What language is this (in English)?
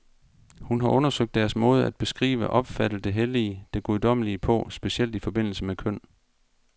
Danish